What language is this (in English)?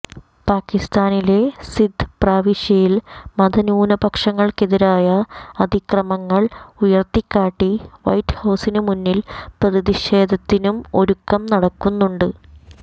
Malayalam